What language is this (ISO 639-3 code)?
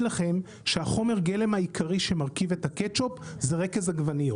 heb